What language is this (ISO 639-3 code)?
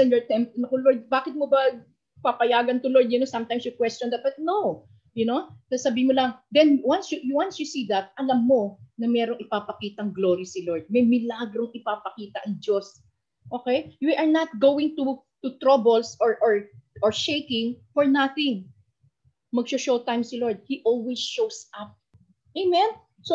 fil